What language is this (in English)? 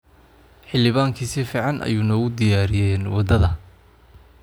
Somali